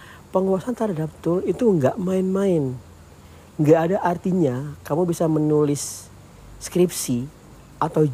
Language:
Indonesian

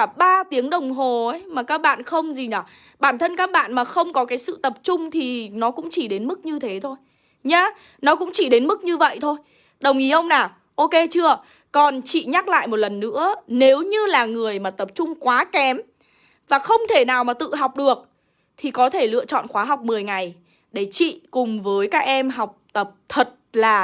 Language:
Vietnamese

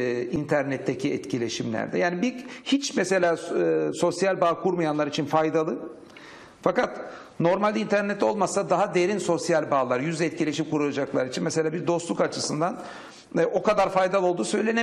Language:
Turkish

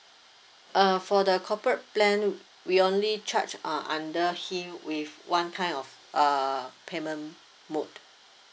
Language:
English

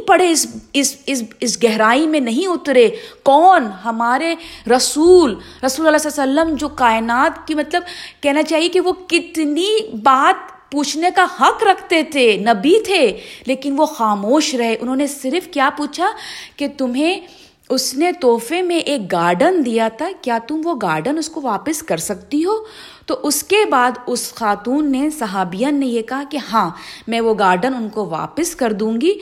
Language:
Urdu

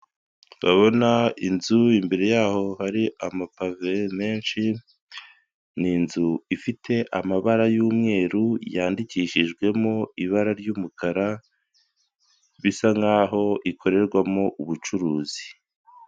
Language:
Kinyarwanda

